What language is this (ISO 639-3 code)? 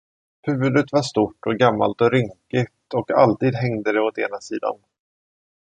swe